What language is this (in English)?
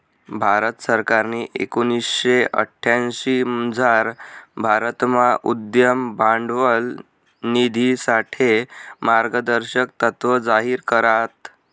Marathi